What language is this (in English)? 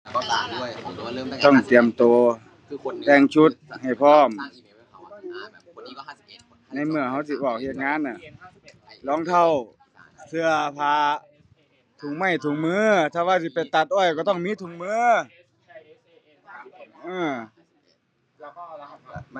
Thai